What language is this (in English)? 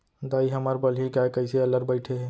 Chhattisgarhi